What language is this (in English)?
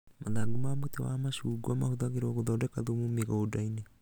Kikuyu